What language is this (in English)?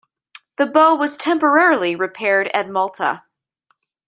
English